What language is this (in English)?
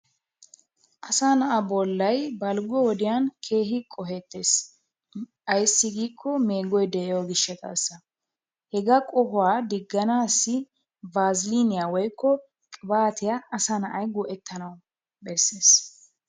Wolaytta